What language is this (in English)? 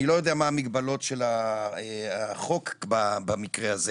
Hebrew